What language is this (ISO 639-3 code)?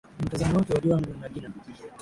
swa